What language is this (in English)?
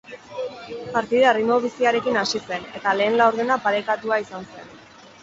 Basque